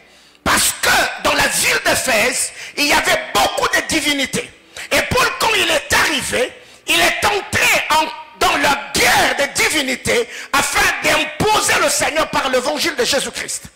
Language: French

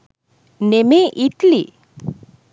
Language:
Sinhala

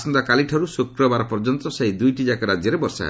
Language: Odia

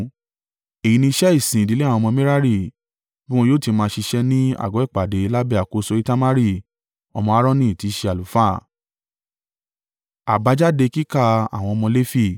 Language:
Yoruba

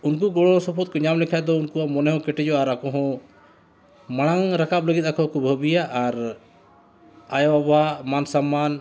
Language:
Santali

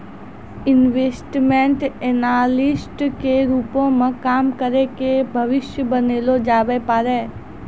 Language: Maithili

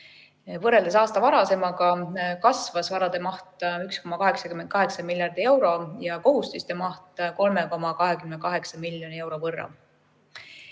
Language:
Estonian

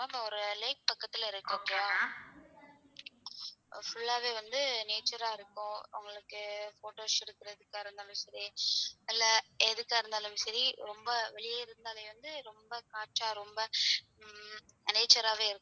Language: Tamil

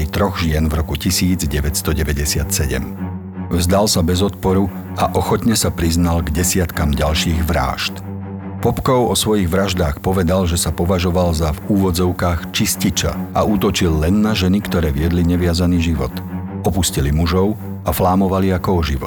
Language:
Slovak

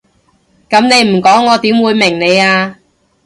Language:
Cantonese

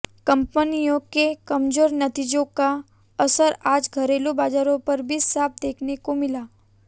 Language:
Hindi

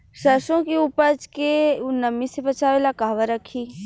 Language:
Bhojpuri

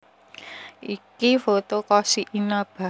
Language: Javanese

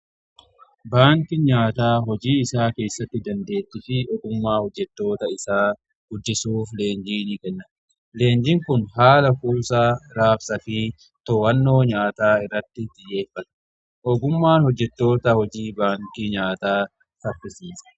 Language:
Oromo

